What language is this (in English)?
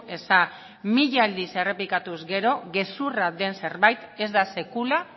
Basque